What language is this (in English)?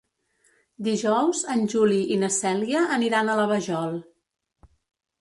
Catalan